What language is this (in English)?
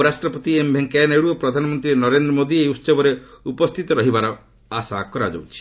Odia